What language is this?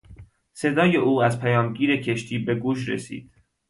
Persian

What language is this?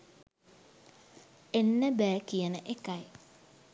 Sinhala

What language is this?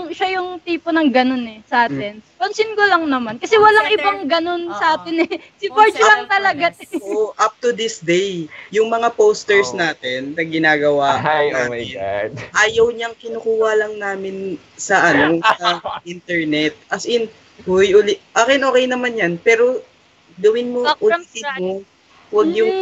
Filipino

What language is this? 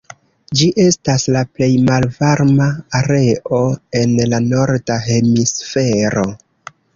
Esperanto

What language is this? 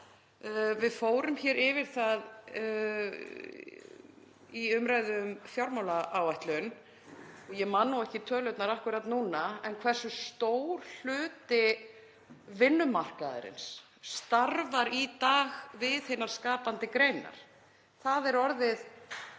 Icelandic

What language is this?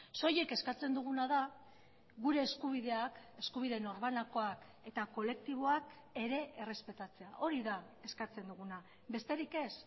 Basque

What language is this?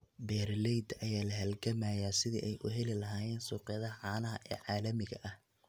Somali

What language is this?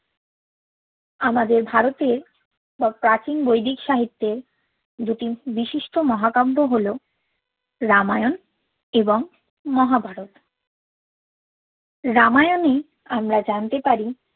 Bangla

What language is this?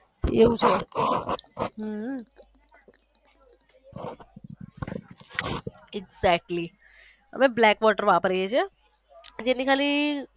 Gujarati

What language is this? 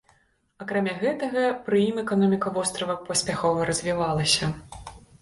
Belarusian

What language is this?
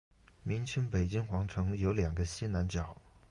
Chinese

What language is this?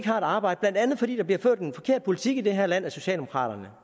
Danish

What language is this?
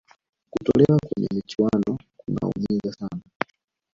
Swahili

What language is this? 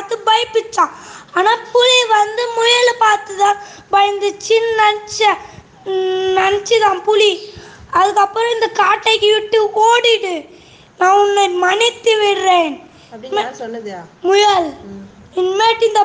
Tamil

